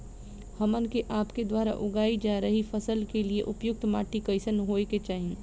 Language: Bhojpuri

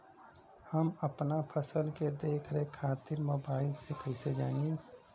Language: Bhojpuri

